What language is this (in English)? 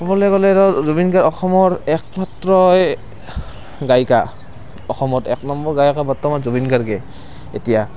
Assamese